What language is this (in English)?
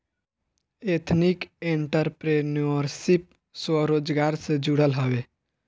Bhojpuri